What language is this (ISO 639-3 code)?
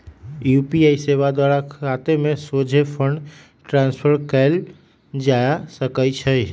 mag